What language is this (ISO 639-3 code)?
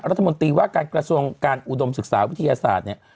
tha